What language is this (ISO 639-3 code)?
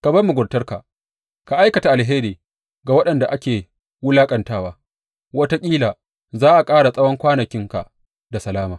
hau